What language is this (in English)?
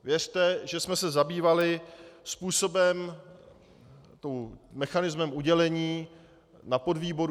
Czech